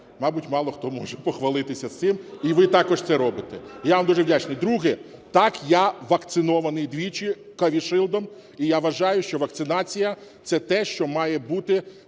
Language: Ukrainian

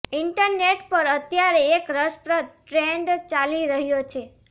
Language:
Gujarati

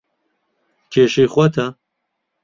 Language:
Central Kurdish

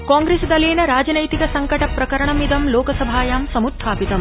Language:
Sanskrit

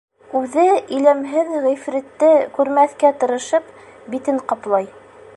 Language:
Bashkir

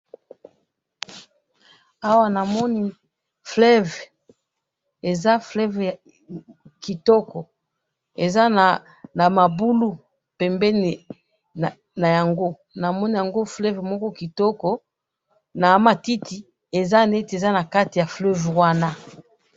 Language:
Lingala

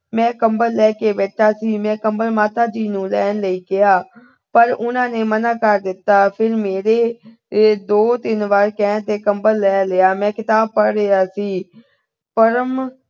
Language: Punjabi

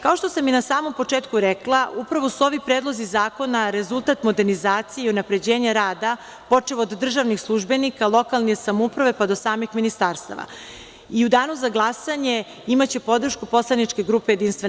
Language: Serbian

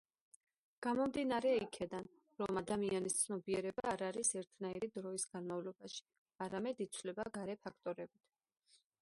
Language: Georgian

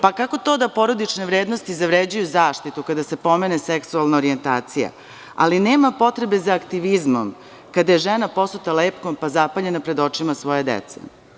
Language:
Serbian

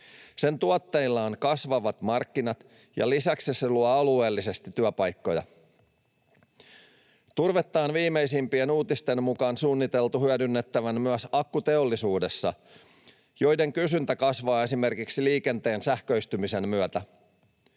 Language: Finnish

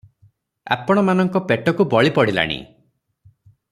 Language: Odia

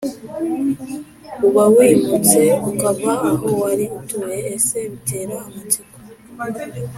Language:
Kinyarwanda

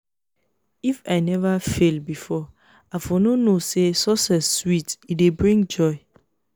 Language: Nigerian Pidgin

